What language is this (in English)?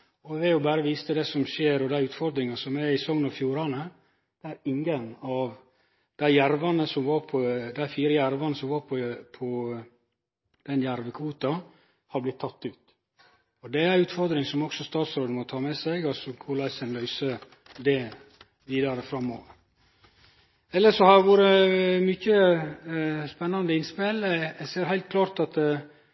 Norwegian Nynorsk